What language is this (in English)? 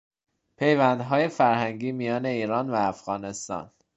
Persian